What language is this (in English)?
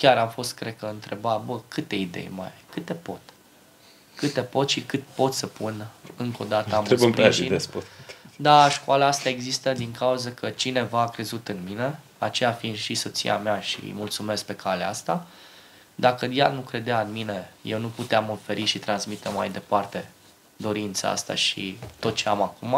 Romanian